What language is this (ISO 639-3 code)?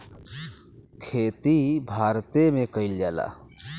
bho